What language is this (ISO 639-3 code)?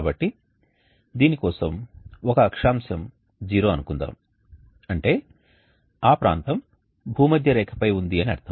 tel